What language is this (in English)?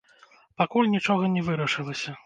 Belarusian